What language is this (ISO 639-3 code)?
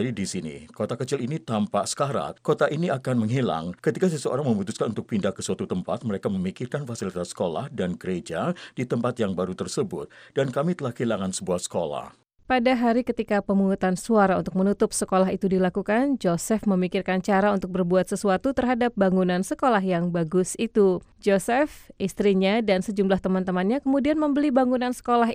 ind